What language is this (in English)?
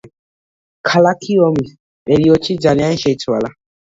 Georgian